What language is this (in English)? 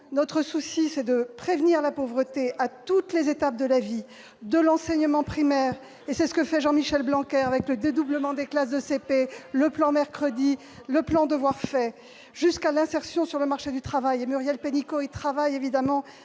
French